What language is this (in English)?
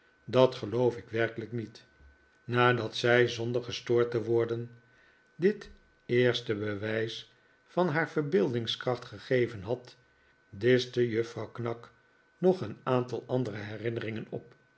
Dutch